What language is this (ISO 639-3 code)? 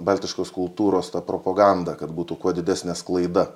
lit